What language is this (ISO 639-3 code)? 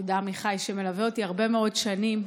heb